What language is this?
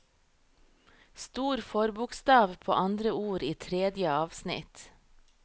Norwegian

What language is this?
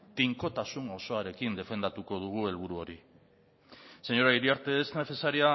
Basque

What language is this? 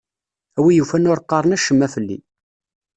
Kabyle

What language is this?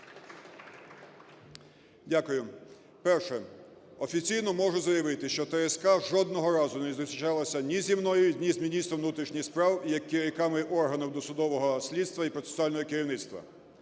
Ukrainian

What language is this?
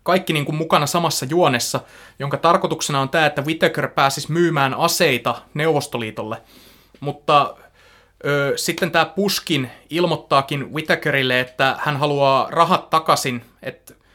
Finnish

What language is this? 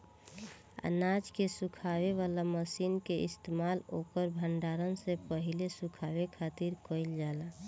Bhojpuri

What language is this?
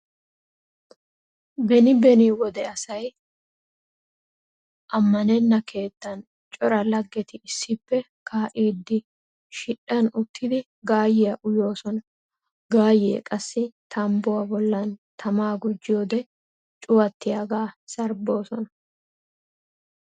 Wolaytta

